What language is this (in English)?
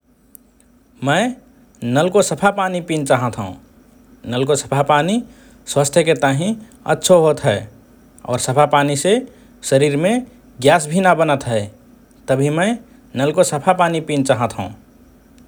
Rana Tharu